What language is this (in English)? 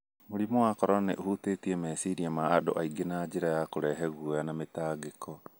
Kikuyu